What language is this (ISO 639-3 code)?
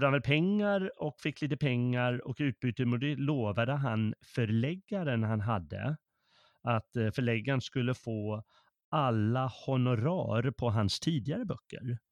swe